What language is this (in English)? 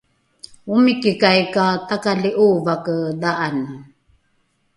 Rukai